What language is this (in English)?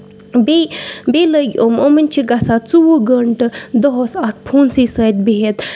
Kashmiri